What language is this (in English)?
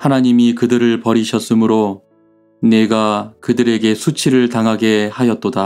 Korean